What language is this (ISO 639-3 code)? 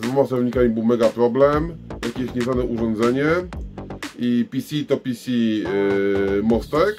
pol